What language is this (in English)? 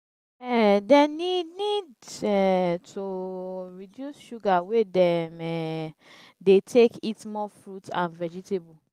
Nigerian Pidgin